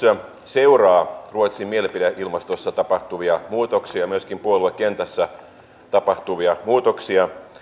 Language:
Finnish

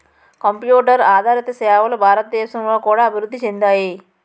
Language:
Telugu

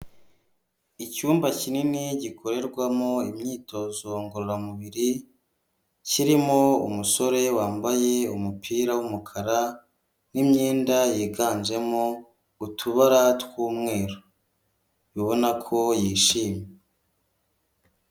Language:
Kinyarwanda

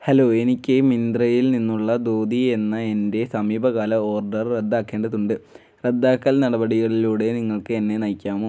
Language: Malayalam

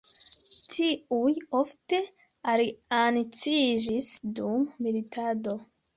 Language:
Esperanto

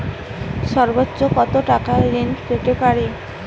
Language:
Bangla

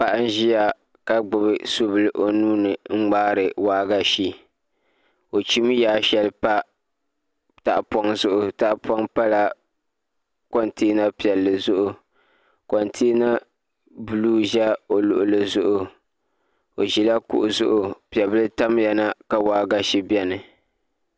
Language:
Dagbani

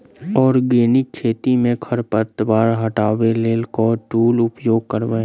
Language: Maithili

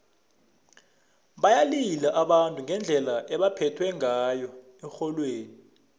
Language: South Ndebele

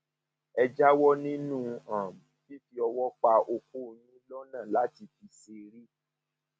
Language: Yoruba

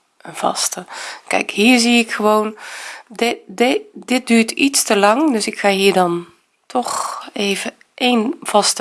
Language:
Dutch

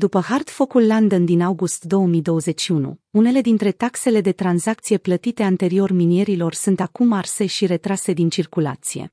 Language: Romanian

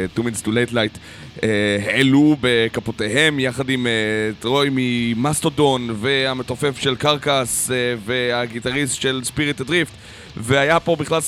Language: Hebrew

